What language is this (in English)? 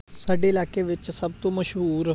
Punjabi